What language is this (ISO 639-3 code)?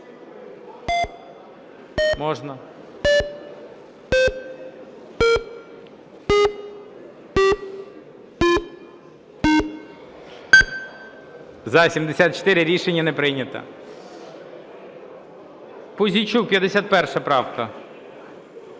ukr